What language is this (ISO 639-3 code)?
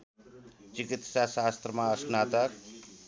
nep